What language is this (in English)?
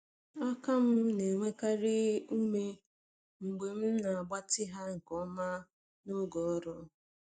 Igbo